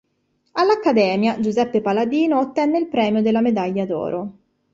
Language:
Italian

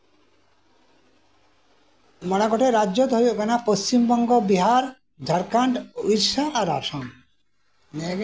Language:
Santali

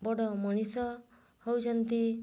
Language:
Odia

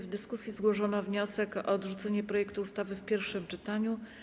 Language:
Polish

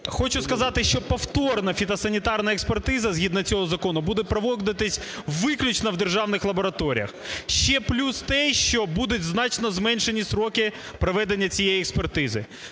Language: Ukrainian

